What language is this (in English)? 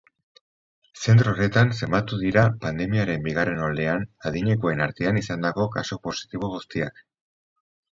Basque